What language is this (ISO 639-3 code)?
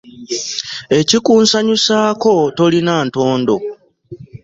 lug